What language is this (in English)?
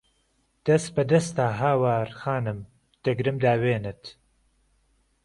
Central Kurdish